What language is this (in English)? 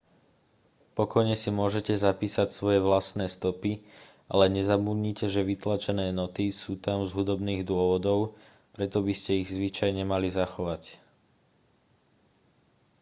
Slovak